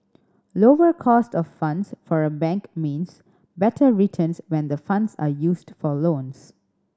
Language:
English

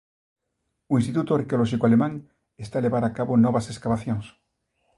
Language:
Galician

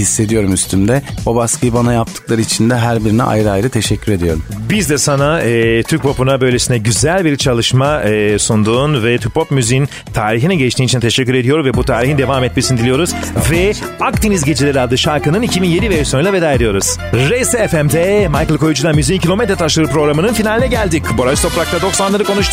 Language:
Turkish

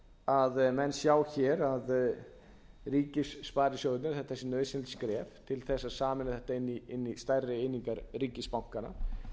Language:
Icelandic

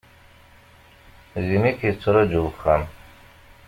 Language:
Kabyle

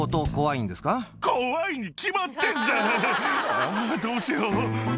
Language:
Japanese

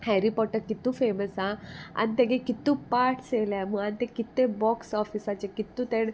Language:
Konkani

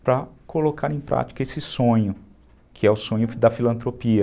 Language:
Portuguese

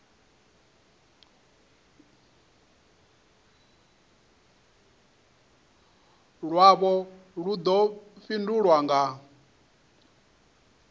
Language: Venda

